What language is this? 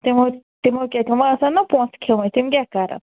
Kashmiri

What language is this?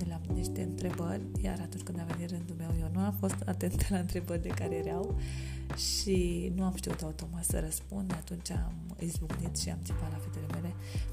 Romanian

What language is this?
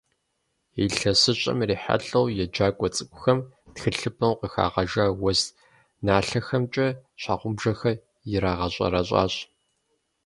Kabardian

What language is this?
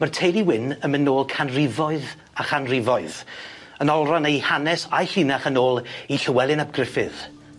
Welsh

